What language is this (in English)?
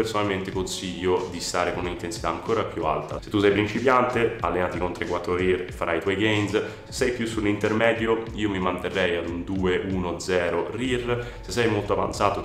Italian